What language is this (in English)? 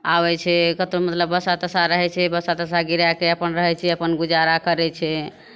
Maithili